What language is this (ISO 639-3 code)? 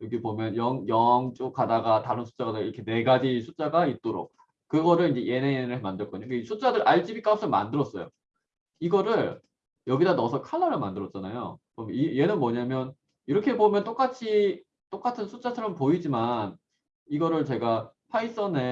kor